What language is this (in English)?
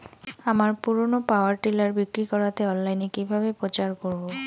Bangla